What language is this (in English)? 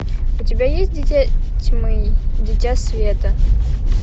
Russian